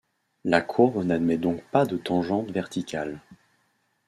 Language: French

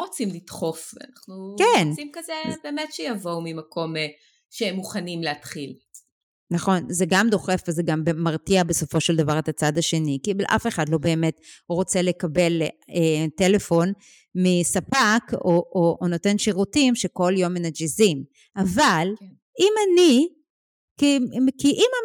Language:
Hebrew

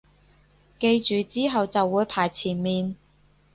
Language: Cantonese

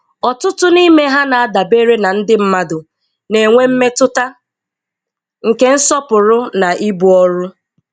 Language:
Igbo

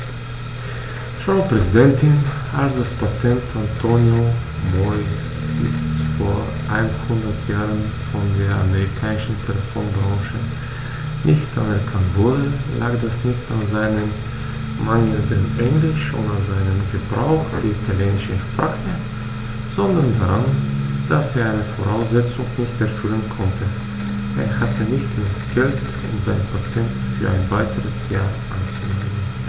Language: German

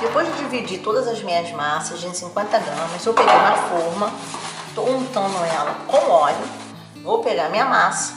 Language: Portuguese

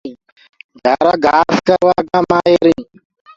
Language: Gurgula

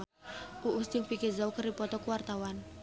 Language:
Sundanese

